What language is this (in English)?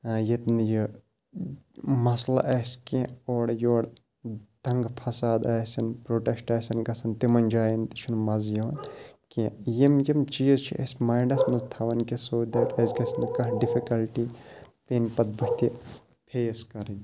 Kashmiri